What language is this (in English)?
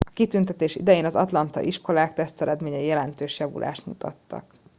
Hungarian